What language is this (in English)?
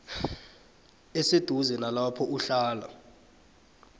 South Ndebele